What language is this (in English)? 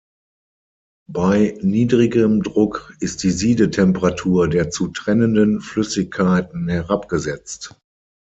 German